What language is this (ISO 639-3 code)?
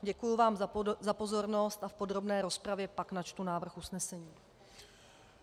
ces